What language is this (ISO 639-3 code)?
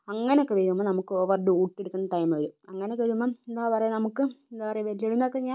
mal